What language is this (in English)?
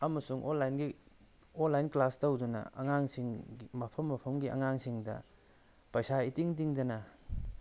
Manipuri